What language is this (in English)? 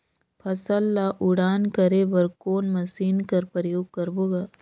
Chhattisgarhi